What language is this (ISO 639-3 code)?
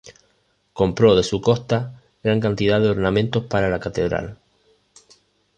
spa